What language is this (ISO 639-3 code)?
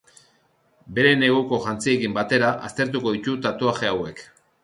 eus